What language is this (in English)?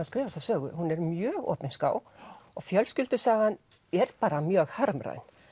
Icelandic